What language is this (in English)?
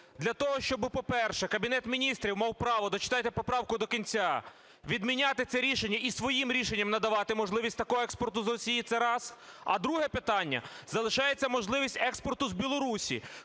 Ukrainian